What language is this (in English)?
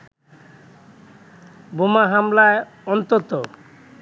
Bangla